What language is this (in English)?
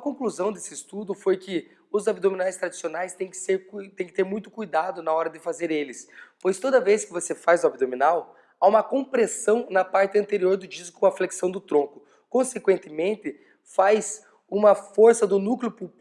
Portuguese